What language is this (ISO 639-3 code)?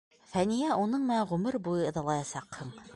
bak